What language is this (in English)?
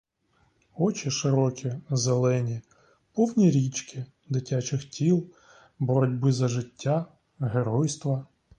Ukrainian